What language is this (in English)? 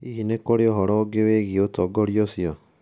Kikuyu